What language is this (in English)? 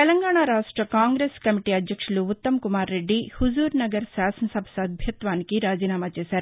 Telugu